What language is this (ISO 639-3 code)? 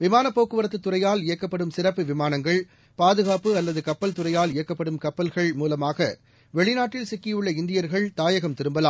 tam